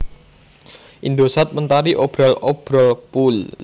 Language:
Javanese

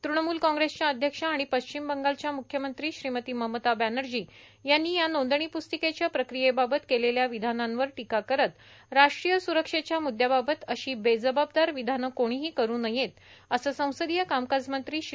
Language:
Marathi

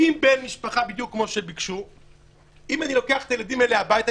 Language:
Hebrew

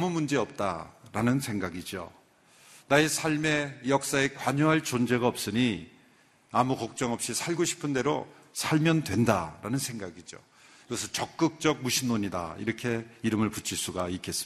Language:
Korean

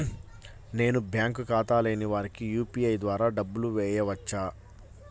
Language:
Telugu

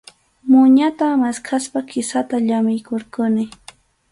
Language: Arequipa-La Unión Quechua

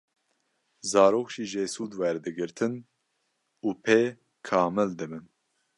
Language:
Kurdish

